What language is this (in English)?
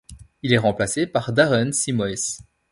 French